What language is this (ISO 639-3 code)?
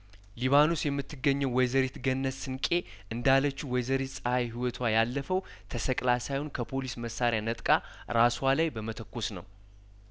amh